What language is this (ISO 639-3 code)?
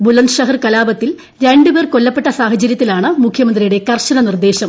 mal